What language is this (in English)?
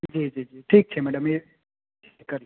Gujarati